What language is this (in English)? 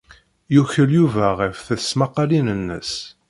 Kabyle